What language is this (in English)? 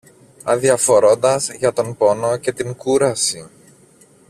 Greek